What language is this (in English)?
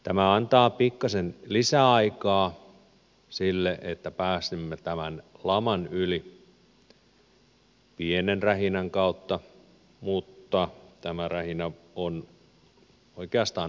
Finnish